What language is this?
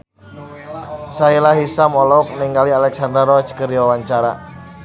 Sundanese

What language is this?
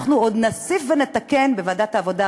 Hebrew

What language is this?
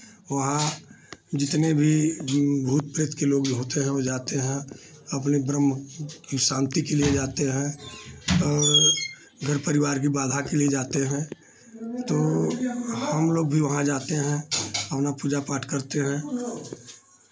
Hindi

